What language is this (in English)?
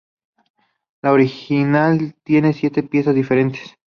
Spanish